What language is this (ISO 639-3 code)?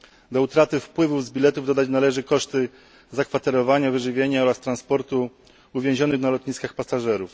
pol